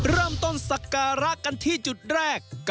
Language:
Thai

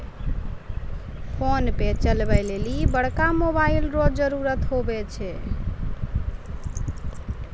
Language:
Maithili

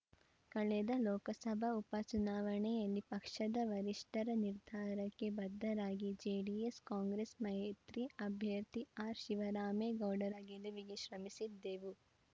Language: Kannada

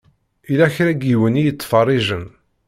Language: Kabyle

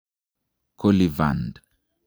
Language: Kalenjin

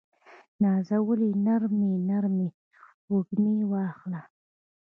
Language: Pashto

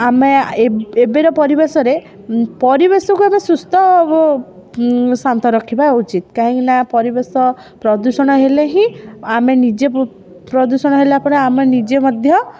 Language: Odia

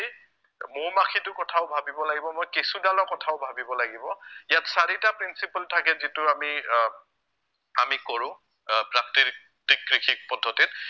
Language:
Assamese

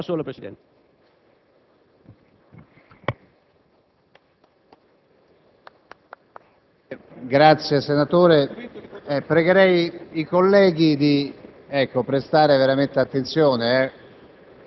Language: Italian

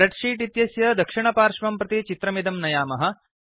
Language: Sanskrit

